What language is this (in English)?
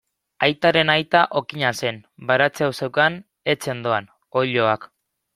Basque